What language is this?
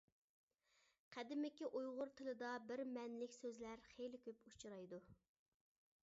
Uyghur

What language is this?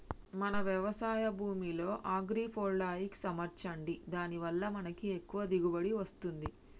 Telugu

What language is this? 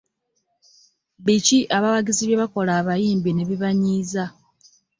Ganda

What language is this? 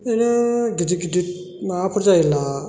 Bodo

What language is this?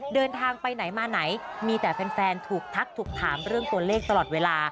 Thai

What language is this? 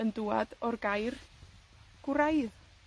Welsh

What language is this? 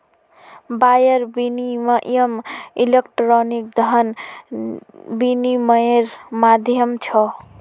Magahi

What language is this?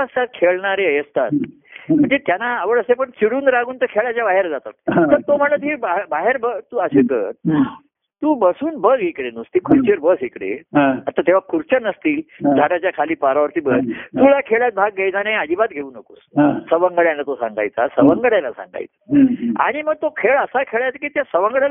Marathi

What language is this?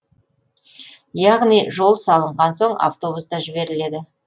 Kazakh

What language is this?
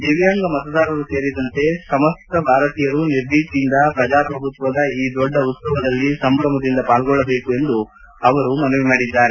Kannada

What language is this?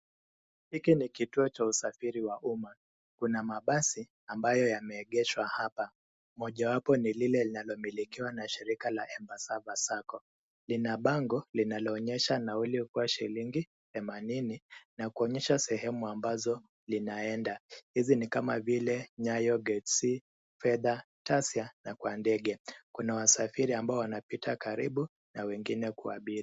Swahili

